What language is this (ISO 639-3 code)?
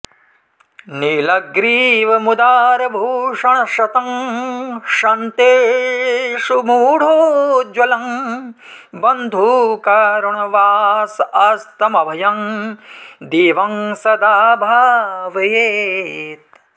san